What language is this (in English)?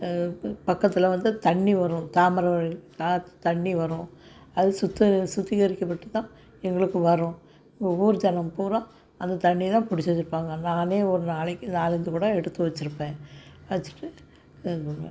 Tamil